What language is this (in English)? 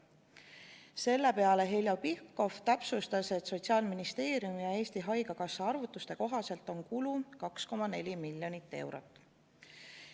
Estonian